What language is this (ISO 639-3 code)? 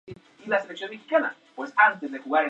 spa